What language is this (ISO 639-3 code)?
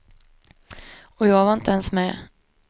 swe